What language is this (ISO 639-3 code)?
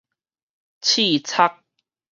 nan